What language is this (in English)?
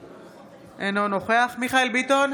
Hebrew